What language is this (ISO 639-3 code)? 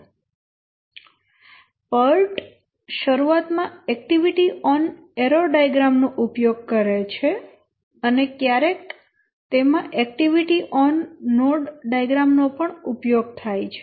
guj